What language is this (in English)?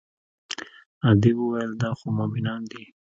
Pashto